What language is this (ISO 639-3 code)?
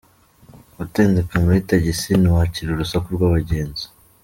kin